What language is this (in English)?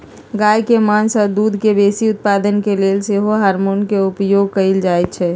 Magahi